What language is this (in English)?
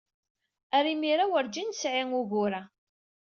Kabyle